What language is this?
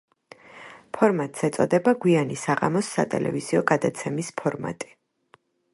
Georgian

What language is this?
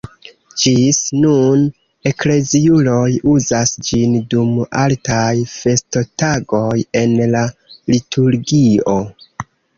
Esperanto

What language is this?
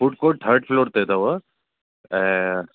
Sindhi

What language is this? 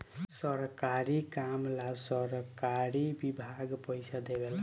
Bhojpuri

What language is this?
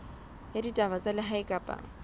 Southern Sotho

